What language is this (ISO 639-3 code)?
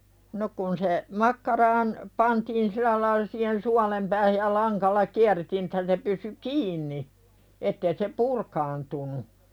fin